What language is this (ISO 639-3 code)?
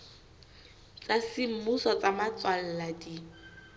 sot